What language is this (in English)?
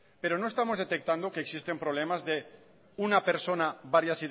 Spanish